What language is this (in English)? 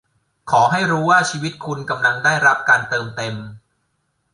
Thai